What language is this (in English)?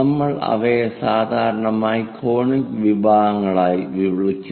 Malayalam